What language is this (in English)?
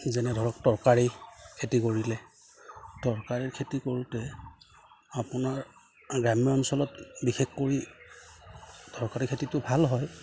Assamese